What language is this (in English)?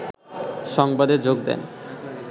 Bangla